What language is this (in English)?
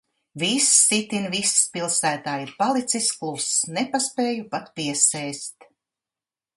Latvian